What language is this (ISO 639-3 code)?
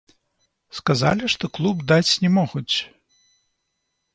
bel